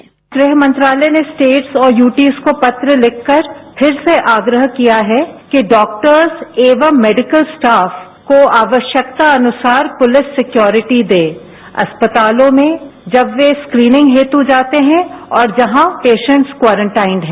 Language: Hindi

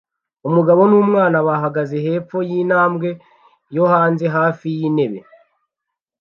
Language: Kinyarwanda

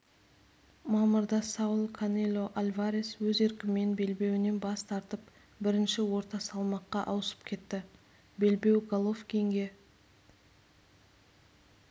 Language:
Kazakh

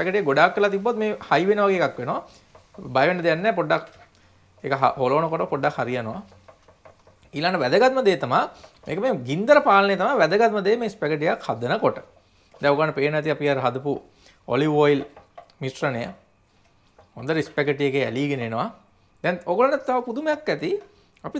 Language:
Indonesian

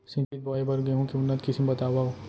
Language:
Chhattisgarhi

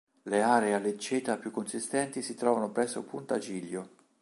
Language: Italian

